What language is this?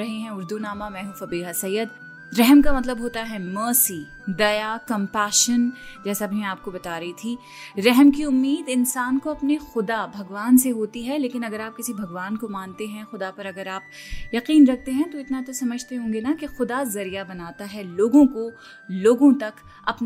Hindi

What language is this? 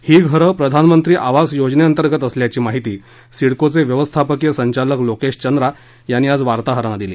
Marathi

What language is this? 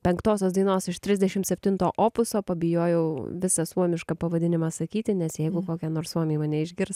Lithuanian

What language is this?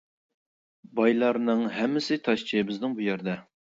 Uyghur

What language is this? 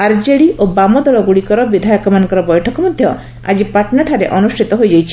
Odia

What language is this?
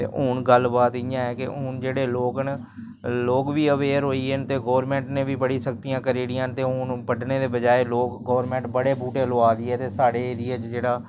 Dogri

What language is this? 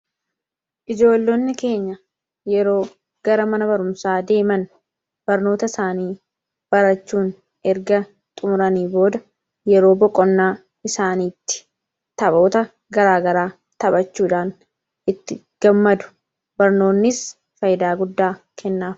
Oromo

